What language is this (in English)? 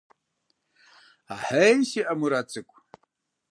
Kabardian